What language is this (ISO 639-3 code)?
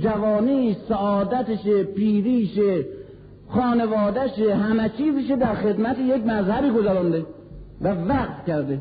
fas